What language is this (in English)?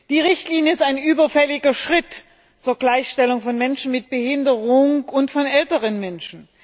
German